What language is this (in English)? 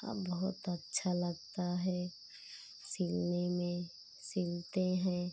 Hindi